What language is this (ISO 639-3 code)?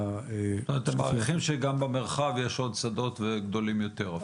heb